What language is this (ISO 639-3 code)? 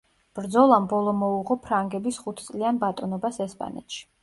kat